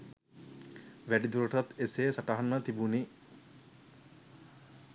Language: Sinhala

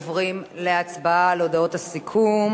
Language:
Hebrew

